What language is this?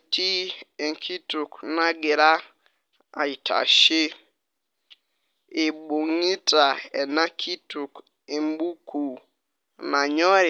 Masai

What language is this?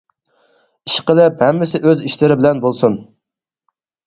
Uyghur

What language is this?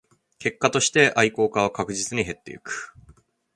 Japanese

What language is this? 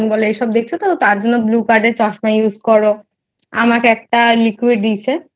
Bangla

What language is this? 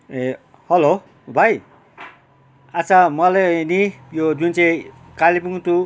Nepali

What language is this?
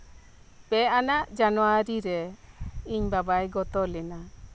Santali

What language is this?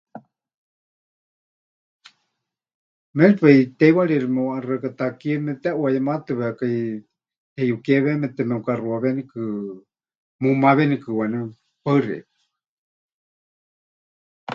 Huichol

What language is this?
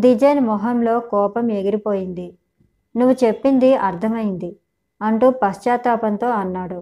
Telugu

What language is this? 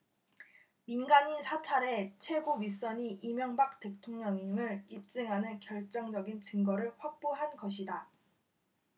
Korean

